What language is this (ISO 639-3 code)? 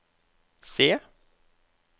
nor